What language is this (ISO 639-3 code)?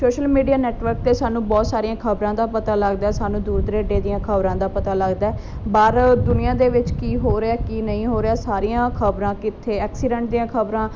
pan